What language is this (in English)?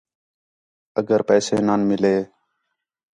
Khetrani